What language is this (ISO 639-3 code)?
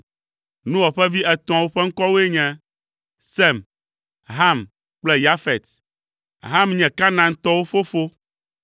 ewe